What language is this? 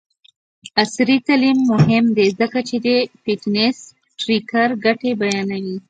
Pashto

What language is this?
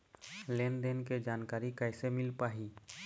Chhattisgarhi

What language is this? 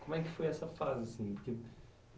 Portuguese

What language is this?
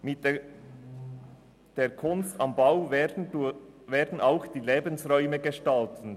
Swiss German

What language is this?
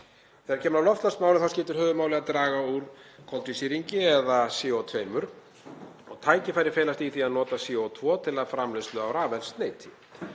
Icelandic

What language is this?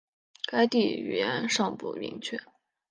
Chinese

